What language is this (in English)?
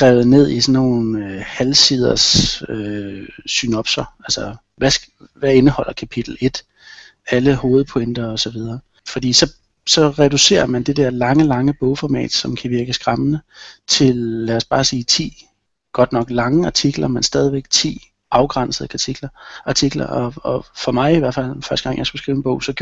Danish